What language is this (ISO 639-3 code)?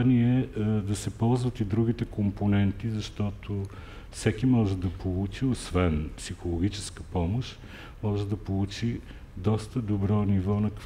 bul